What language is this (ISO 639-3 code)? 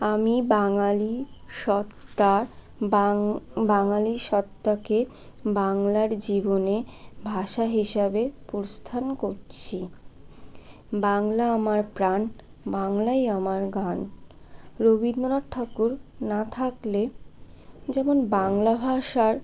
ben